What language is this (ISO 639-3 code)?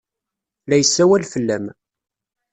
kab